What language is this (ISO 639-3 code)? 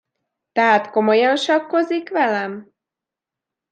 hun